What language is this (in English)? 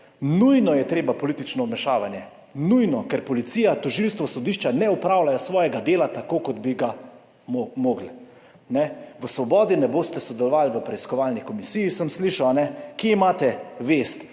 Slovenian